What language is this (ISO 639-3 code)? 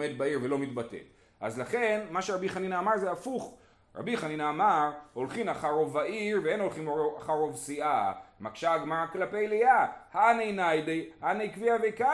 heb